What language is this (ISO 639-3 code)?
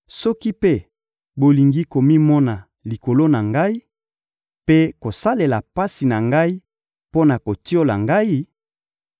lin